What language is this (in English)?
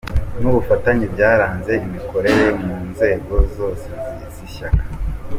Kinyarwanda